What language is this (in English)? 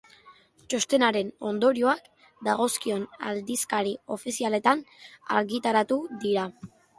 Basque